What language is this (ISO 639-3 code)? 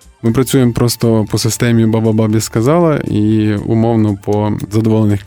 ukr